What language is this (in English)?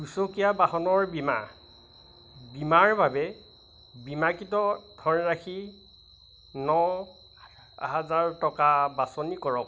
Assamese